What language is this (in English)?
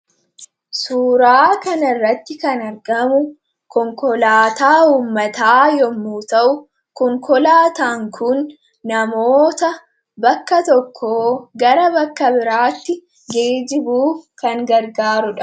Oromo